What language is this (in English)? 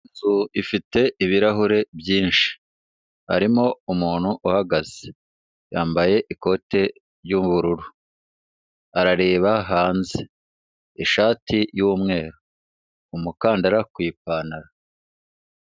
Kinyarwanda